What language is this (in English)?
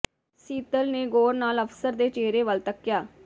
Punjabi